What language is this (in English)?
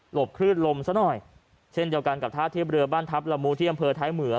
Thai